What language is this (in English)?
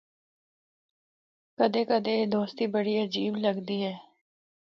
Northern Hindko